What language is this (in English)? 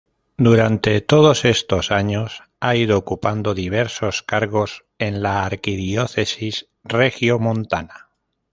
Spanish